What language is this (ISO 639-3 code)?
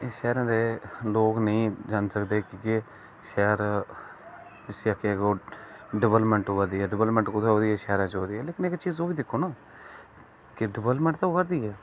doi